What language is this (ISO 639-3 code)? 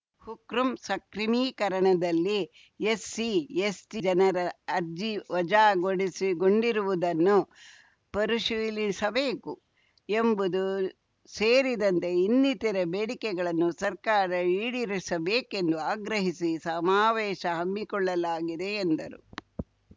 kan